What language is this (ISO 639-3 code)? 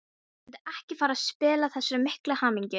isl